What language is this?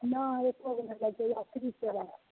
Maithili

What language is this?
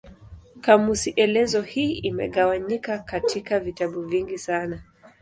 Swahili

